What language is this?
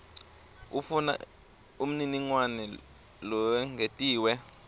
Swati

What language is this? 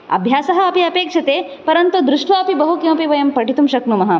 Sanskrit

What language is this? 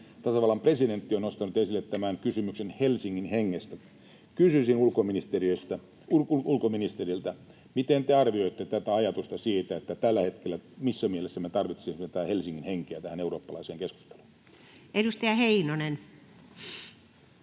Finnish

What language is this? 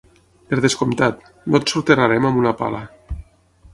Catalan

